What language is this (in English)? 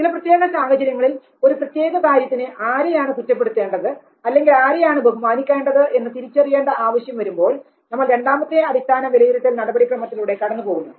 Malayalam